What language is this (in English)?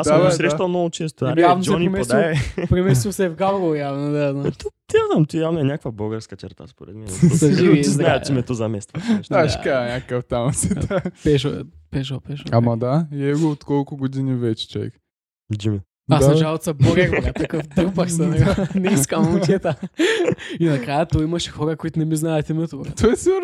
Bulgarian